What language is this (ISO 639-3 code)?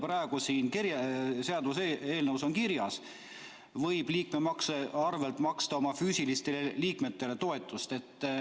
est